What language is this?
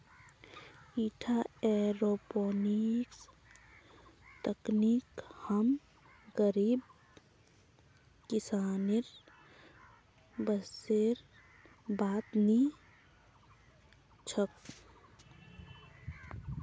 Magahi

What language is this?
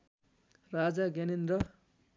Nepali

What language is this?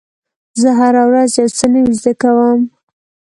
Pashto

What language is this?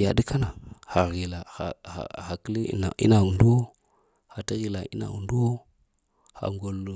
Lamang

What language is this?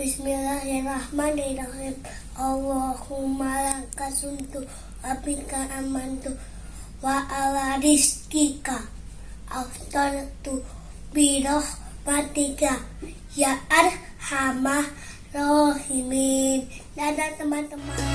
Indonesian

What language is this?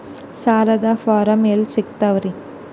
Kannada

